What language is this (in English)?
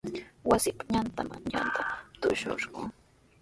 Sihuas Ancash Quechua